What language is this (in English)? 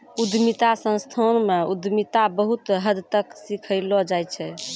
Maithili